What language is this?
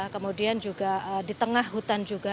Indonesian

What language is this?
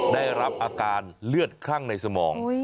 Thai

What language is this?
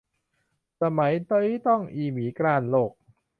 Thai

